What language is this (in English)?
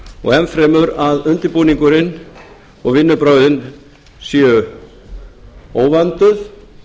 Icelandic